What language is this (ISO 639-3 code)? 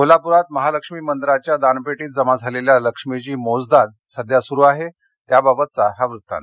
mar